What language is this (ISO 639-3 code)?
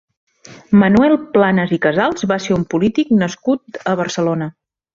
cat